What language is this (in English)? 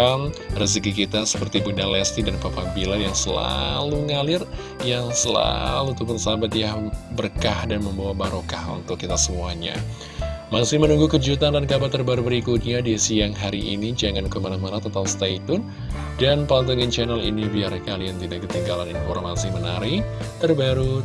Indonesian